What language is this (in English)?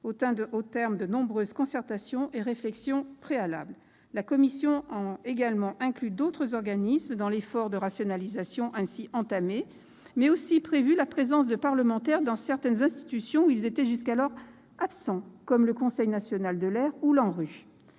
French